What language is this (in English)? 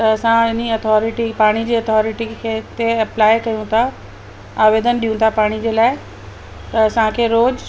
Sindhi